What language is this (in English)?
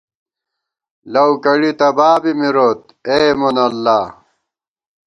Gawar-Bati